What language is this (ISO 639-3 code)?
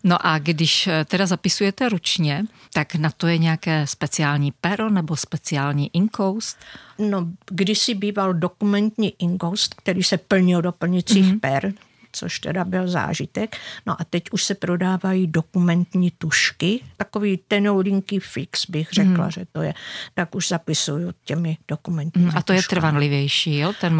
ces